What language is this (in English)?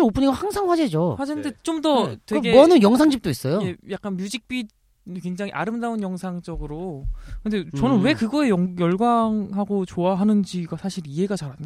Korean